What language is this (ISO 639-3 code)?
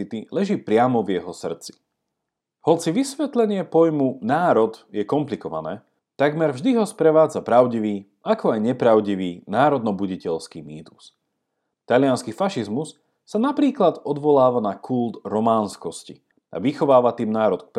slk